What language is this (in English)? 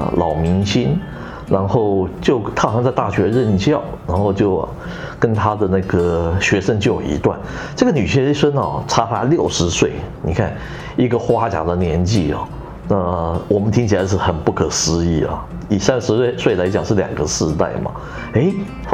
Chinese